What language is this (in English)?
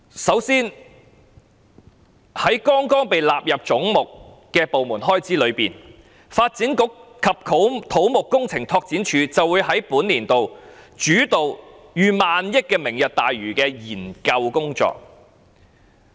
Cantonese